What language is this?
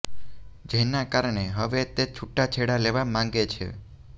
Gujarati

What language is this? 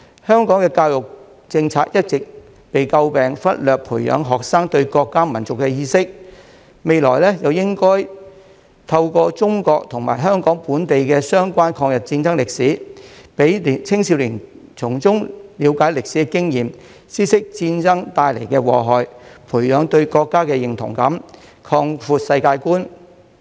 Cantonese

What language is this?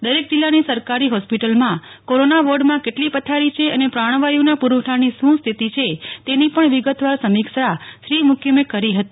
Gujarati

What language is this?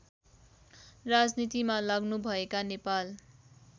Nepali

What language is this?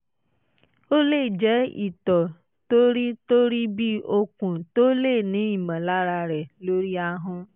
Yoruba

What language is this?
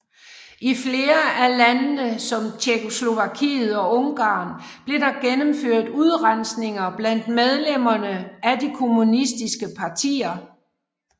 Danish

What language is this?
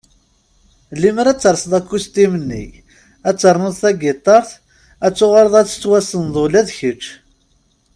Kabyle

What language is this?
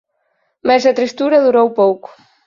Galician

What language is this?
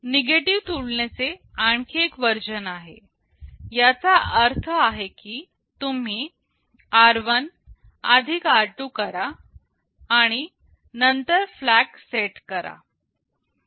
Marathi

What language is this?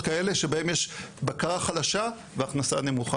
Hebrew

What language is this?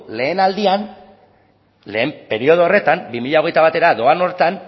Basque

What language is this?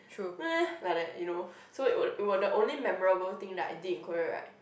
English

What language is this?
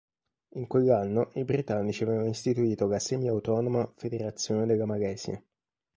Italian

